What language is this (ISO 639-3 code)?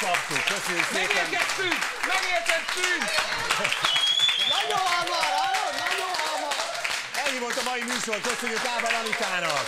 hun